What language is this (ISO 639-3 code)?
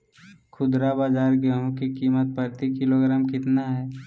mag